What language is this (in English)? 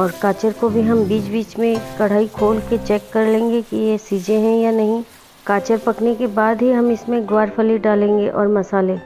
Hindi